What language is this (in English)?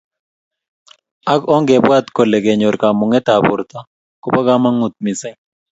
Kalenjin